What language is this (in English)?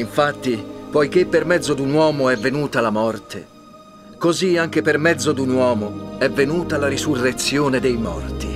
Italian